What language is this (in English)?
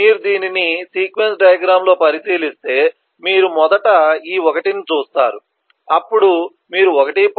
Telugu